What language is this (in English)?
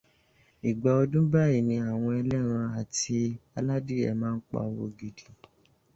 Yoruba